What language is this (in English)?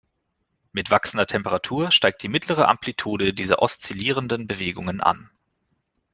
German